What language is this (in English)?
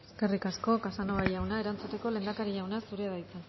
Basque